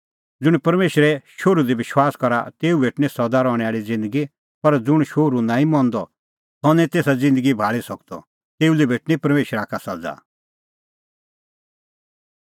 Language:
Kullu Pahari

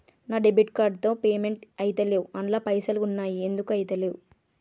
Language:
Telugu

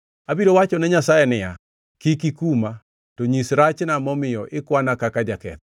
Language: Luo (Kenya and Tanzania)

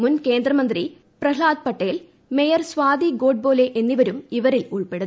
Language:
Malayalam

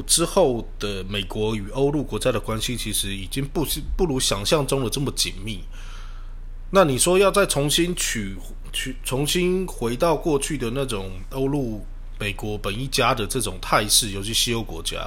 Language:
Chinese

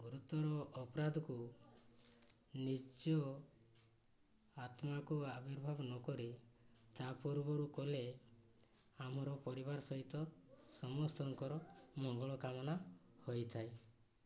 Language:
Odia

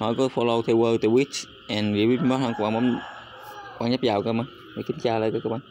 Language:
Vietnamese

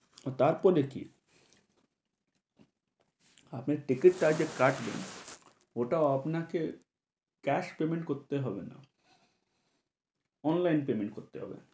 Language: Bangla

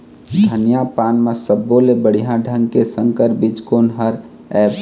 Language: Chhattisgarhi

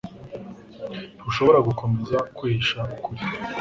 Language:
Kinyarwanda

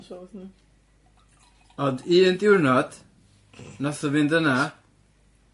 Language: Welsh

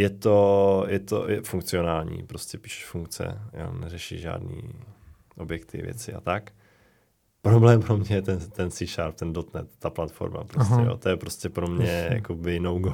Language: Czech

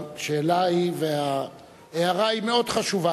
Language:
Hebrew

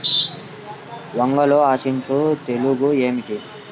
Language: Telugu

